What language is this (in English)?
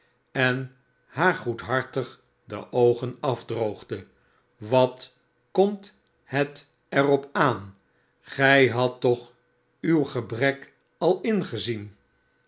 Dutch